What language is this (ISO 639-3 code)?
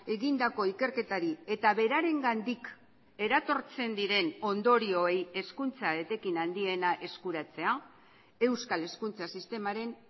eus